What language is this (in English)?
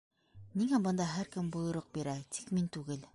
Bashkir